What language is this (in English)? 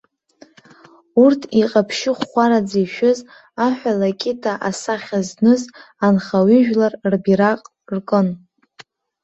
Abkhazian